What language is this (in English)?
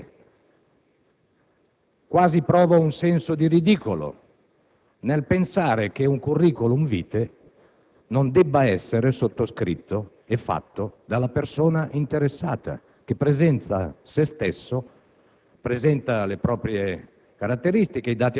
Italian